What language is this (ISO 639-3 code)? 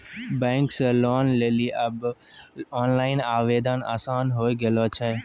mai